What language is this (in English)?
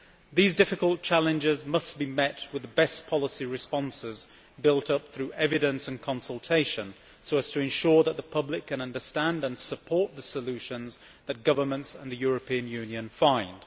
English